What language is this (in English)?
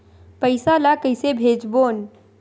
Chhattisgarhi